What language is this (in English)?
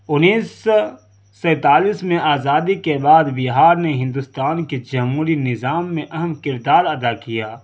Urdu